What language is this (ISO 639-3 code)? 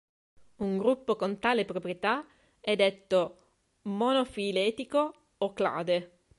ita